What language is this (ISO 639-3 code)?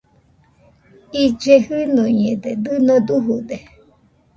hux